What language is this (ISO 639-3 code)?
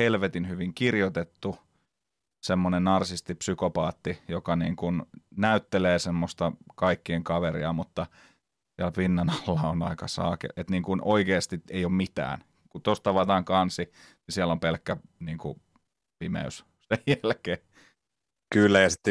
fin